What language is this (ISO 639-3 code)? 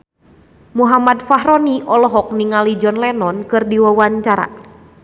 sun